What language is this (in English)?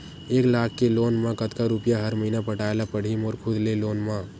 Chhattisgarhi